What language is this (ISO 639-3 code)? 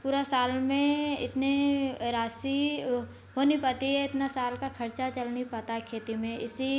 hin